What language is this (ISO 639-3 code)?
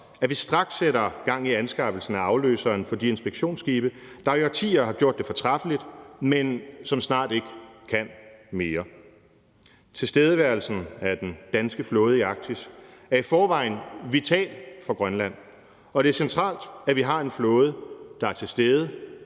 dan